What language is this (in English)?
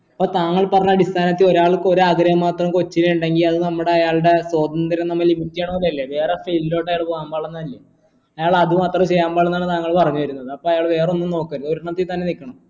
Malayalam